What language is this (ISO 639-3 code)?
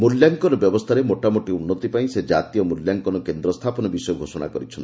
ori